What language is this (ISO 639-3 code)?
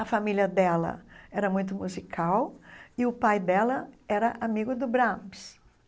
por